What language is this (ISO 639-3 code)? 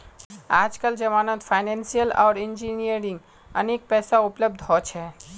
mag